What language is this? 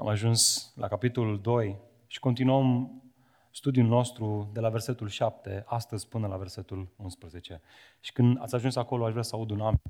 Romanian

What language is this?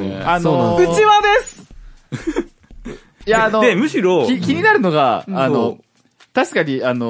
Japanese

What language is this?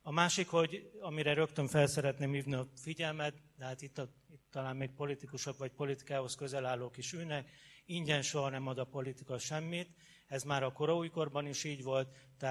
Hungarian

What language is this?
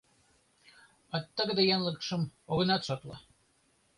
Mari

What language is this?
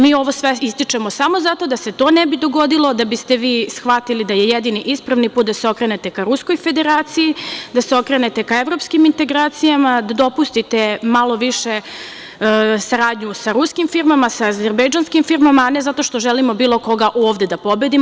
Serbian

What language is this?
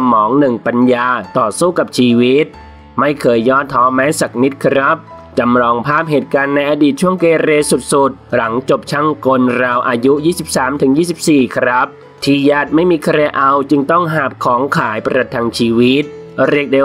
Thai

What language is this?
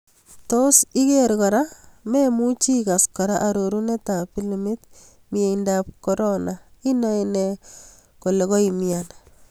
Kalenjin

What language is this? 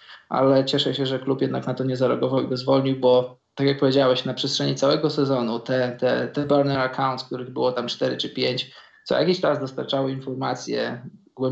Polish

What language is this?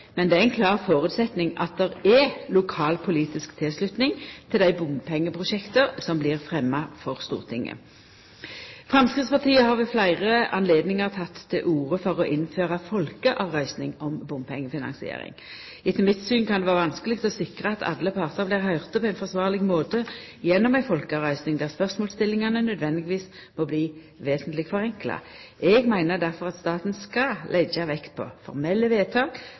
Norwegian Nynorsk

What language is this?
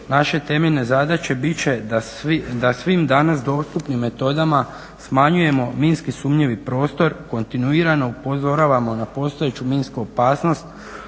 Croatian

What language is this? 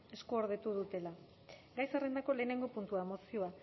Basque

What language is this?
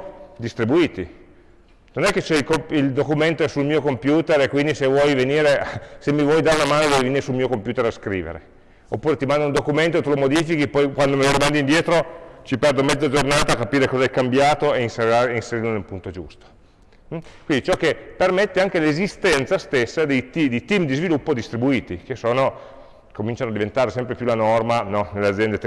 Italian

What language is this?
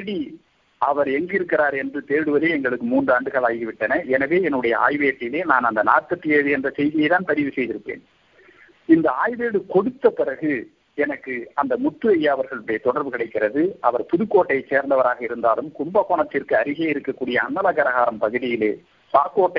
Tamil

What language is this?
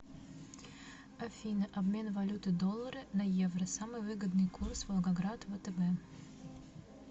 Russian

